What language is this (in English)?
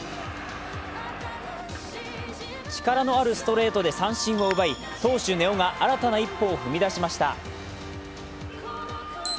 Japanese